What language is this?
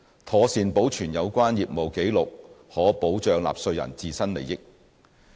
Cantonese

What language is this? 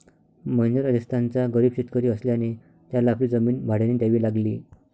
Marathi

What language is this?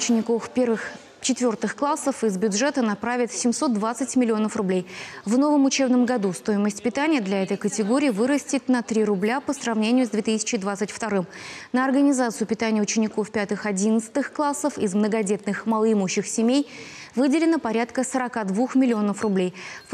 Russian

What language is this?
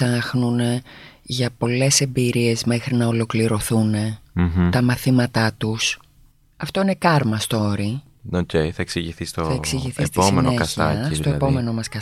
Greek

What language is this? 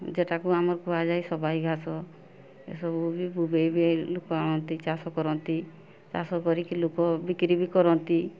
Odia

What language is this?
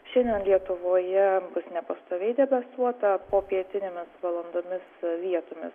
Lithuanian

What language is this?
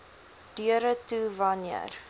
Afrikaans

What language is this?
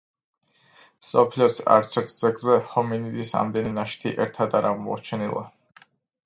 Georgian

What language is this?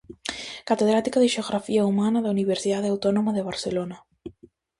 Galician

